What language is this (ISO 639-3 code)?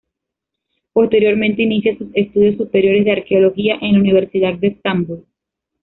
spa